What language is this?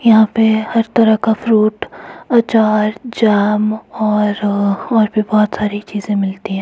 Hindi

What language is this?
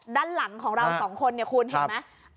Thai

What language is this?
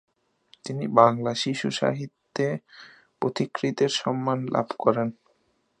Bangla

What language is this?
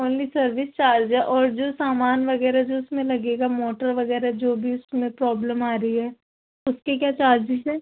Urdu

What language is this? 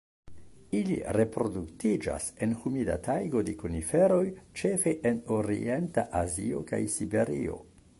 Esperanto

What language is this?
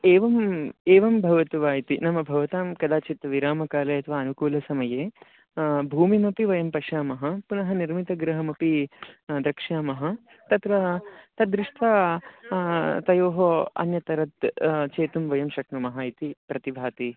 Sanskrit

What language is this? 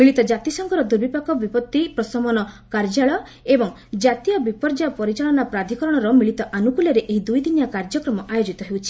Odia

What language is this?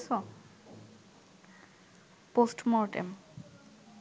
Bangla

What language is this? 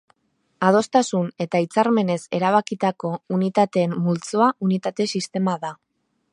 Basque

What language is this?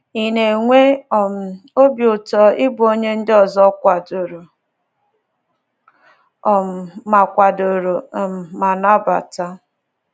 Igbo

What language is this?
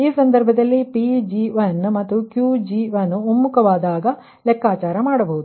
Kannada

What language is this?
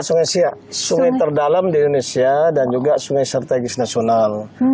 Indonesian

